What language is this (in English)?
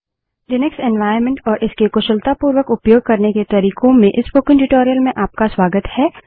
Hindi